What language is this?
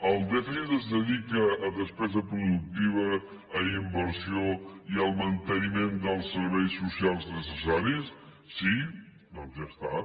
Catalan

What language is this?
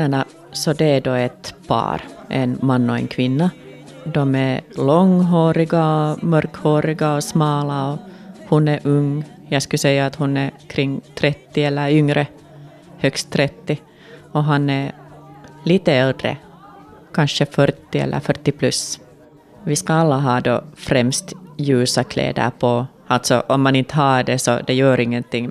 Swedish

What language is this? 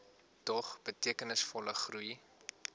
Afrikaans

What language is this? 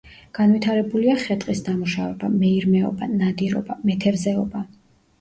Georgian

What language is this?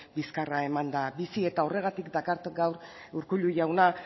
Basque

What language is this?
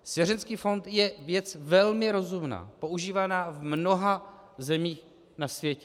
Czech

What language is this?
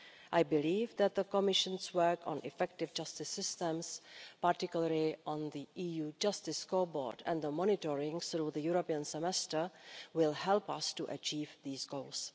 English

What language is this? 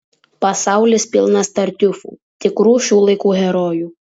Lithuanian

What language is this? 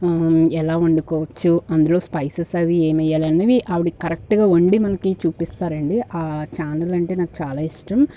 Telugu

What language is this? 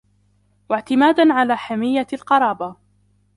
Arabic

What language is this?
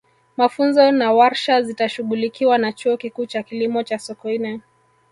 Swahili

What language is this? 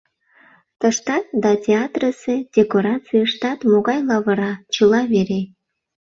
Mari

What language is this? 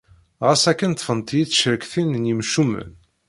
Kabyle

